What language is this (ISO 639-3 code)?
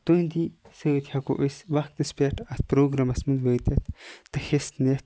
kas